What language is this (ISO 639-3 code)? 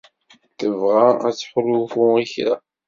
kab